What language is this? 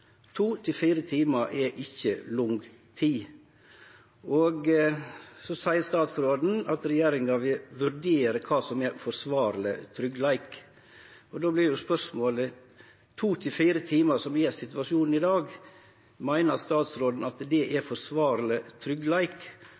Norwegian Nynorsk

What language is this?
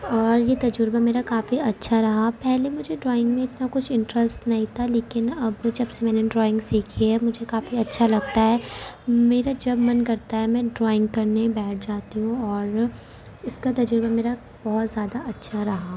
Urdu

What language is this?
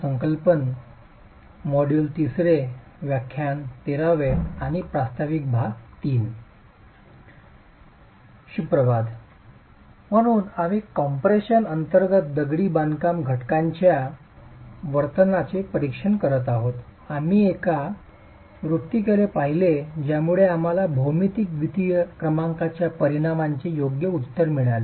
Marathi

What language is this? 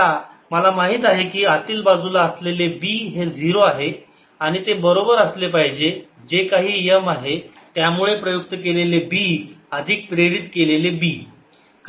Marathi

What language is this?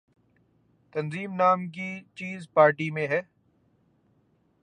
Urdu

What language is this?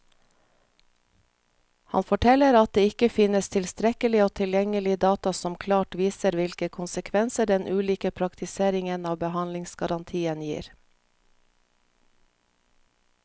Norwegian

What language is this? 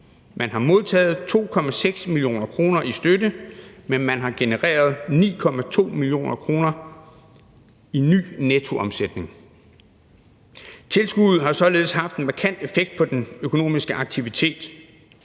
Danish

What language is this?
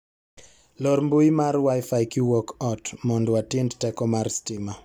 Luo (Kenya and Tanzania)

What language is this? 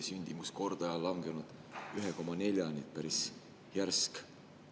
Estonian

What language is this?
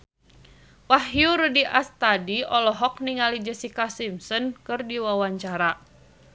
Sundanese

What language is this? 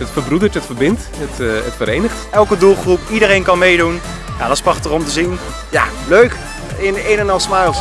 Dutch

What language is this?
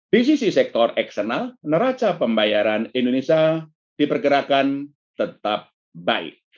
Indonesian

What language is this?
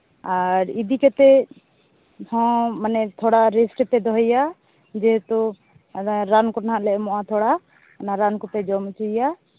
Santali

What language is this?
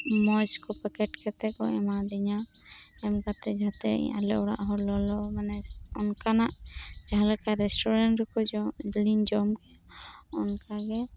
Santali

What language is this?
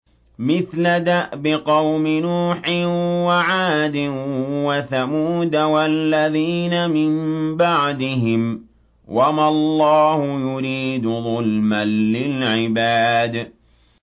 Arabic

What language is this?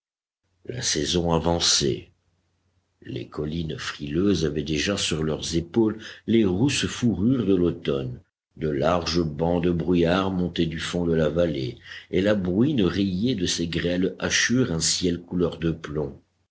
French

